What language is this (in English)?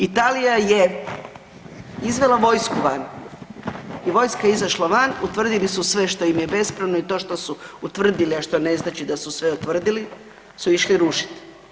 Croatian